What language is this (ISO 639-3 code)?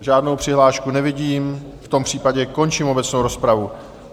ces